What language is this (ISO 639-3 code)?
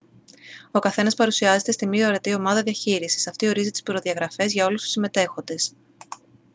ell